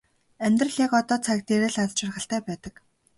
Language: Mongolian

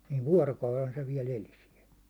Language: Finnish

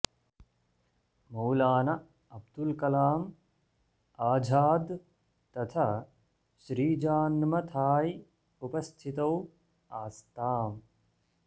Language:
Sanskrit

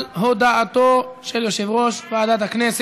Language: Hebrew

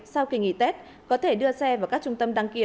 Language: Vietnamese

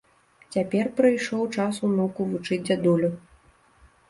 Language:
Belarusian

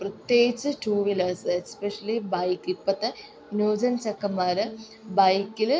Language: Malayalam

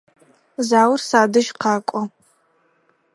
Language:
Adyghe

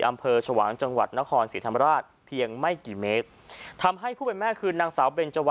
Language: Thai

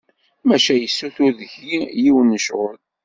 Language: Kabyle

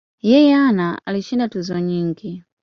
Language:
Swahili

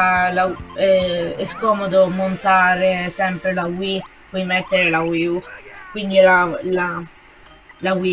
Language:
Italian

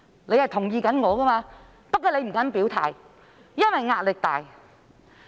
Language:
Cantonese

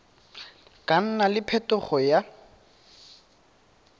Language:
Tswana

